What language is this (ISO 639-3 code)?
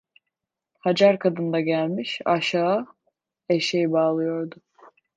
tur